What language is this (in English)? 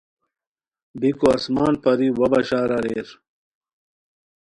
Khowar